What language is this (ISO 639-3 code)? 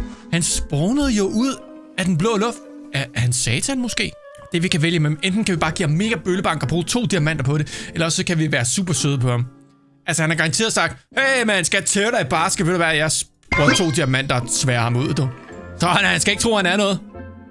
dan